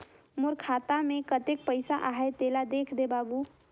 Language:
Chhattisgarhi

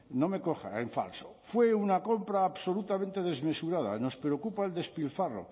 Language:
Spanish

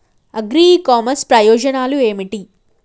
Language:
Telugu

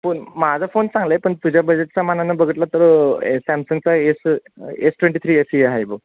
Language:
Marathi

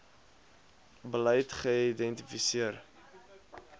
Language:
Afrikaans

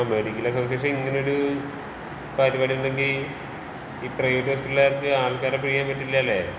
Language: Malayalam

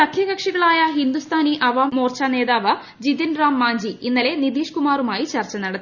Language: Malayalam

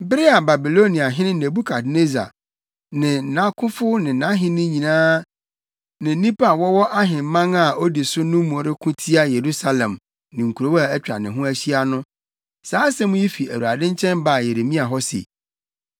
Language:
Akan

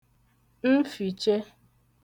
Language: Igbo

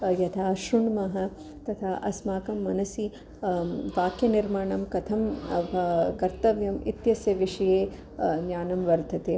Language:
Sanskrit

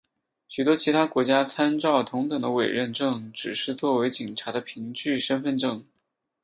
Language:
Chinese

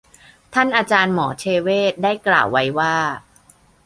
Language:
Thai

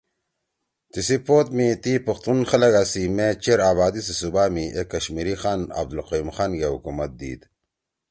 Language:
Torwali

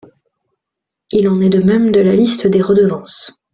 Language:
French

